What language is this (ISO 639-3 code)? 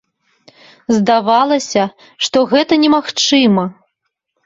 bel